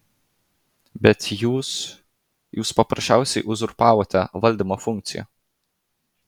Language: Lithuanian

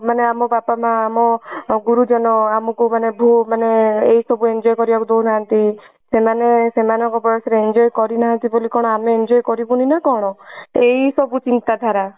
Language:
Odia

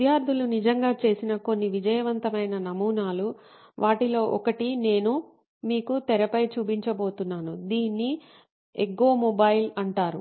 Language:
Telugu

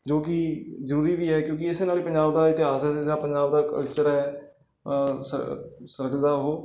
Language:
Punjabi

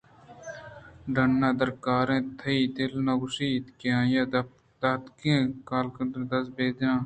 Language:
Eastern Balochi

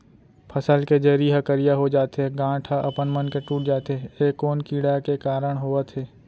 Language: Chhattisgarhi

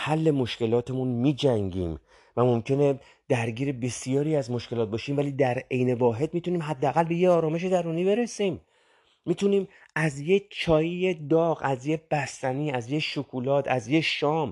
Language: Persian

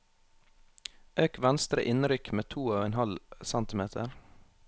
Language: Norwegian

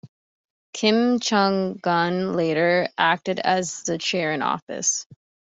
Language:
English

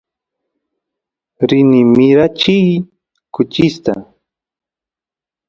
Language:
Santiago del Estero Quichua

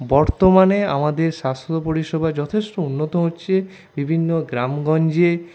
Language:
Bangla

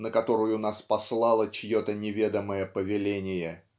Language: Russian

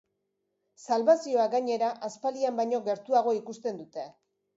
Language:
Basque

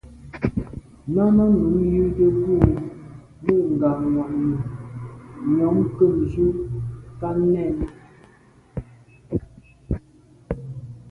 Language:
Medumba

